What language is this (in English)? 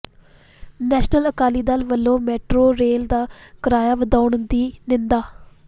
Punjabi